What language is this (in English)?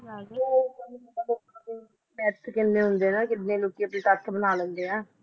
Punjabi